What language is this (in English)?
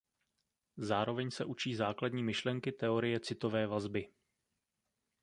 Czech